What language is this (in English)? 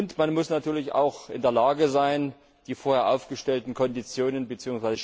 German